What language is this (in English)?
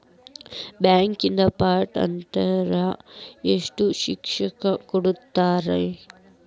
Kannada